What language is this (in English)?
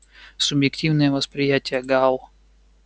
Russian